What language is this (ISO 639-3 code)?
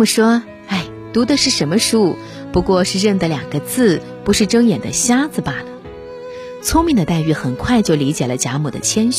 zho